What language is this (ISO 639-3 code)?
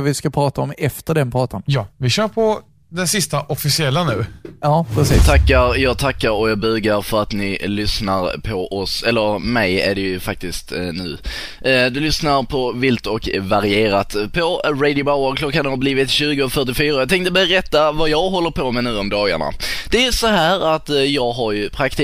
swe